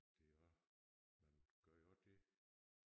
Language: Danish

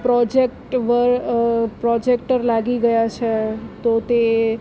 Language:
Gujarati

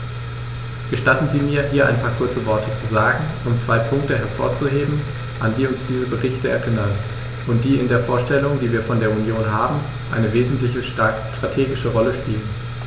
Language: German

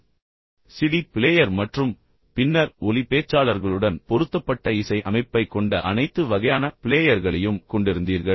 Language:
Tamil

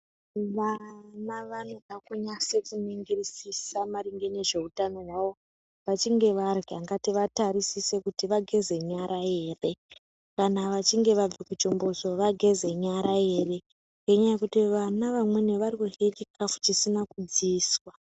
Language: Ndau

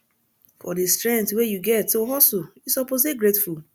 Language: Nigerian Pidgin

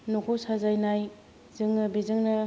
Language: Bodo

